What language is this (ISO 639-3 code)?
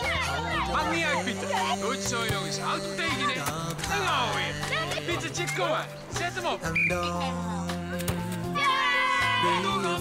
nld